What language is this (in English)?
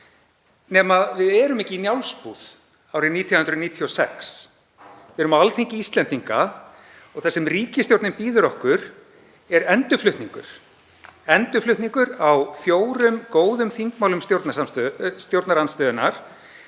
Icelandic